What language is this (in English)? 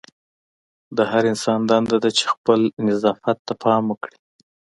Pashto